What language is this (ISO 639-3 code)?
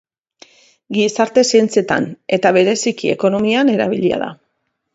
eus